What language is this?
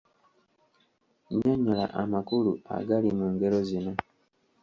Ganda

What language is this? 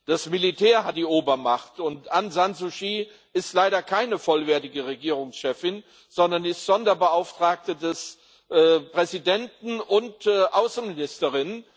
German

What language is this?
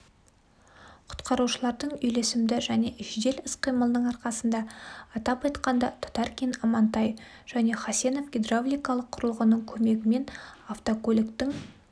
Kazakh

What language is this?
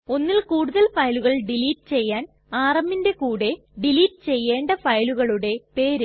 Malayalam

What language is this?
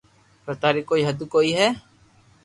Loarki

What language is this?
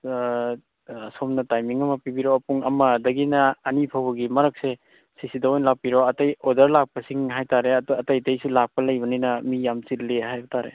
Manipuri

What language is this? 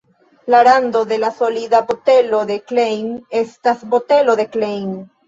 Esperanto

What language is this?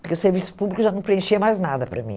Portuguese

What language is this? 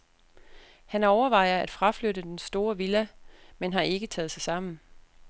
Danish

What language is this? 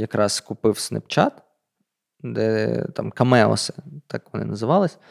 Ukrainian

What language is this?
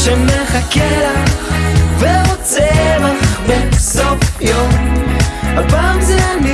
Hebrew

